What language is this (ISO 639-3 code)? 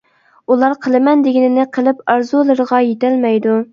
uig